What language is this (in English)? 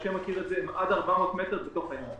Hebrew